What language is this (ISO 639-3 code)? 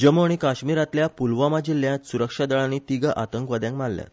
kok